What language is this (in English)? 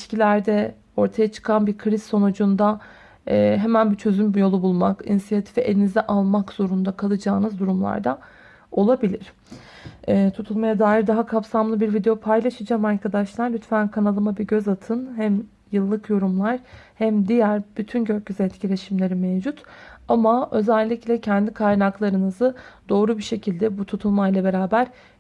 Turkish